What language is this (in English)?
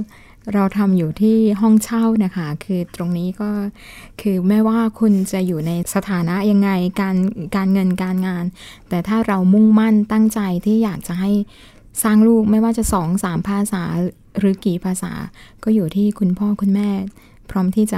Thai